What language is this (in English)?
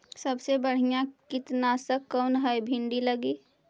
Magahi